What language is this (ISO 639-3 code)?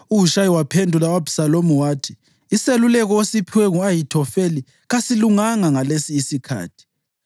nde